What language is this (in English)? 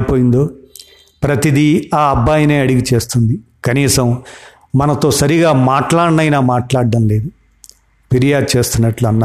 Telugu